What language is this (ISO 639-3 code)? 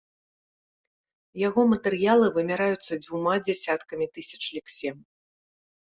bel